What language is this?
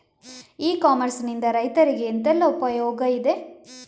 Kannada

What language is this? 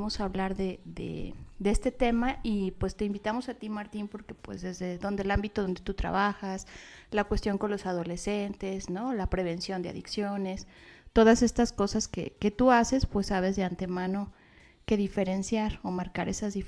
Spanish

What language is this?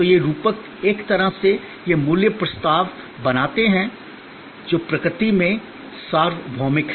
Hindi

